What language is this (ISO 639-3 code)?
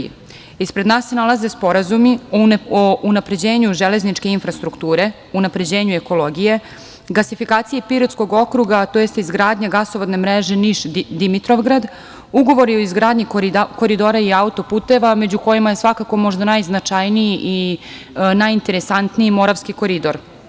srp